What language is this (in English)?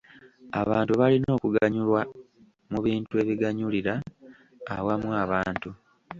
Ganda